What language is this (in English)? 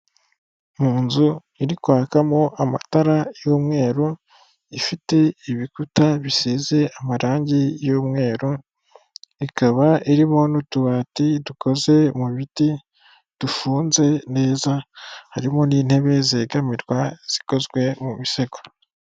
Kinyarwanda